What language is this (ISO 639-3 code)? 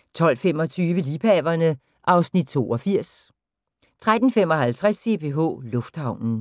dan